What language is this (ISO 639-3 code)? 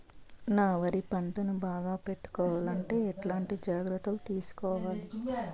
tel